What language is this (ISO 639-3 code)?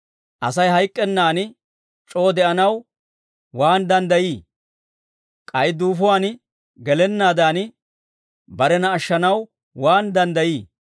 dwr